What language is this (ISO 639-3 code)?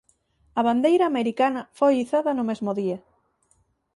glg